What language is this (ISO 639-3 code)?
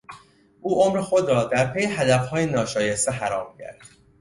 fas